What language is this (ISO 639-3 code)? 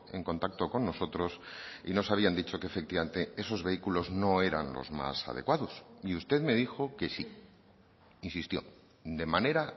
spa